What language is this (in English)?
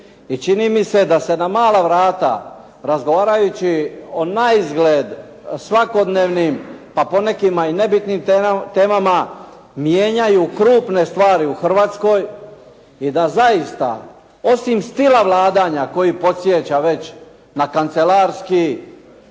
Croatian